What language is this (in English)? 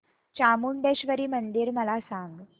Marathi